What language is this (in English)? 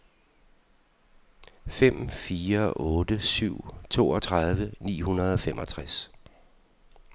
Danish